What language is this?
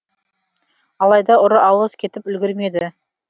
Kazakh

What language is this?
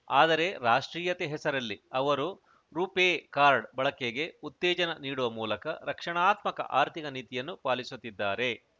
Kannada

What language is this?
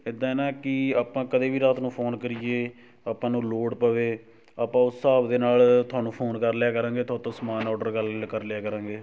Punjabi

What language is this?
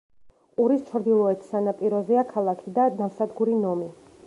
Georgian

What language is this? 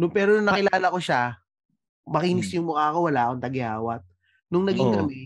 Filipino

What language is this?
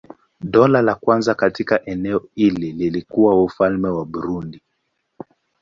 Swahili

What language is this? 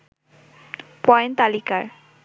Bangla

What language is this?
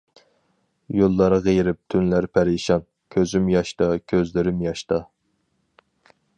Uyghur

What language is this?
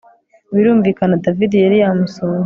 Kinyarwanda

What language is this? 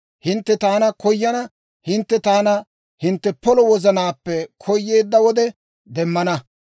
Dawro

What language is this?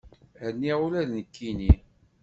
Kabyle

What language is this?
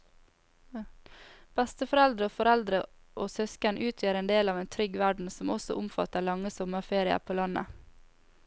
Norwegian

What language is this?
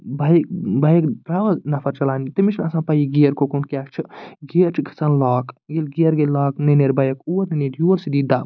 Kashmiri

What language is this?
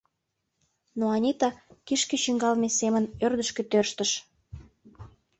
Mari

